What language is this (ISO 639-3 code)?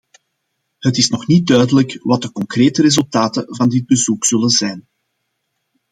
nld